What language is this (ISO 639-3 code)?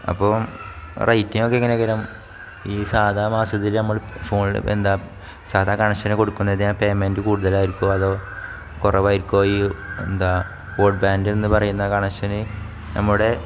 mal